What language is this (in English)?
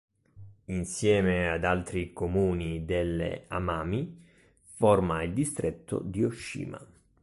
Italian